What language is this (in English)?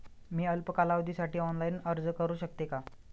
Marathi